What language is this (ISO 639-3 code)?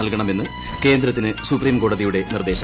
mal